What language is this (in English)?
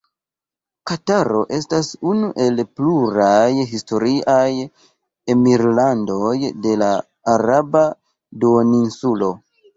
Esperanto